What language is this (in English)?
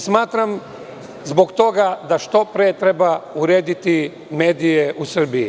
Serbian